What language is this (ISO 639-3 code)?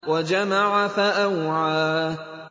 ara